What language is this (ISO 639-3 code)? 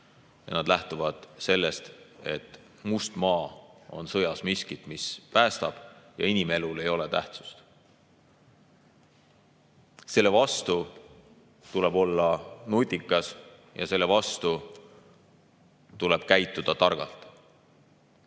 est